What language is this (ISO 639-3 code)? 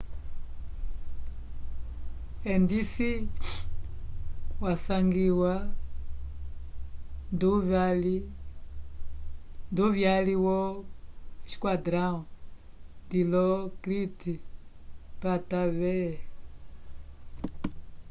umb